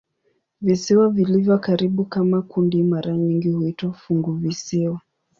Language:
Swahili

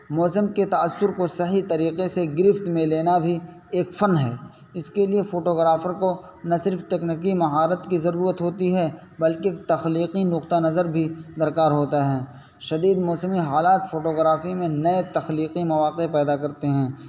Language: Urdu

